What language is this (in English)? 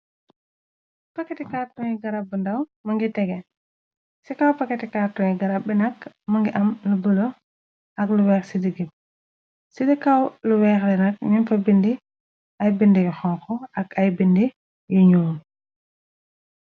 Wolof